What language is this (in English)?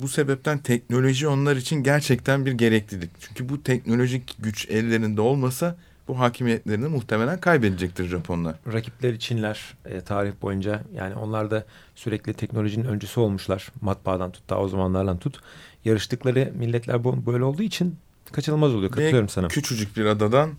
Turkish